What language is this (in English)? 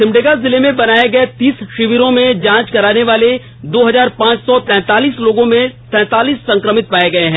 Hindi